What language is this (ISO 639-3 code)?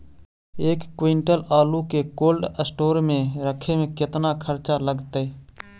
mag